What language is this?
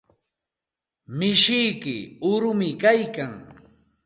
Santa Ana de Tusi Pasco Quechua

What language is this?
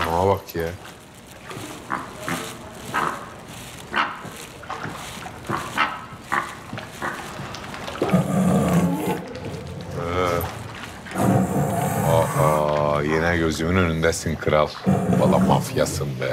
Turkish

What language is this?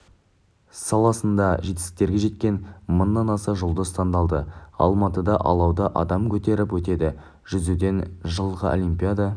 Kazakh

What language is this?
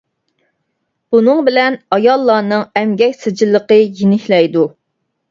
Uyghur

